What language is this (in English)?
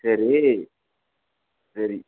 Tamil